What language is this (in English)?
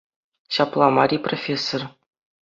Chuvash